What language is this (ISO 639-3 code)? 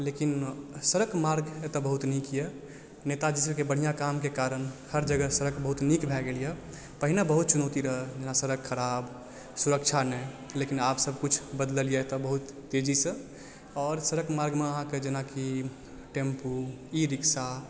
mai